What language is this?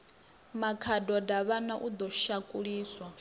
Venda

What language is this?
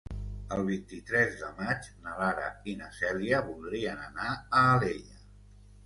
Catalan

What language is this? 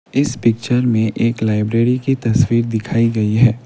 Hindi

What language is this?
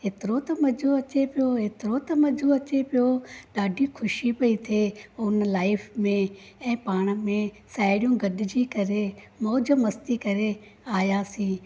Sindhi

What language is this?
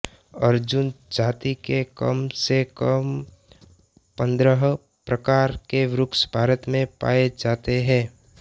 Hindi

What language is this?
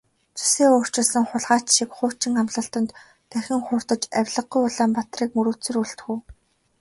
Mongolian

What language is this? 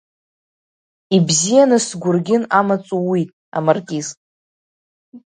Abkhazian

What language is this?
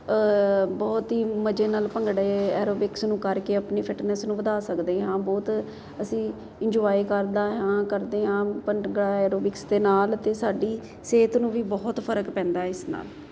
Punjabi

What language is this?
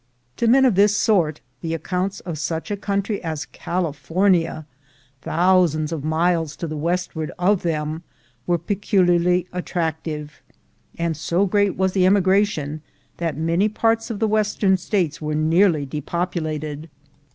English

